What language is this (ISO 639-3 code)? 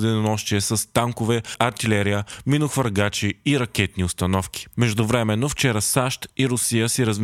bul